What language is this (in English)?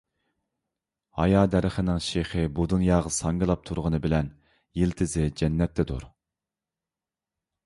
Uyghur